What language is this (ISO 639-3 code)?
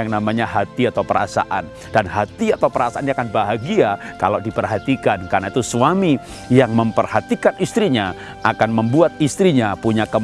ind